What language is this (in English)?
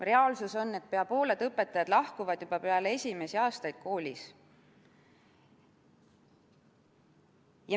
Estonian